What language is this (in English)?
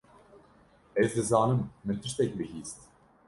Kurdish